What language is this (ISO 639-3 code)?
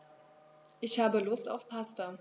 deu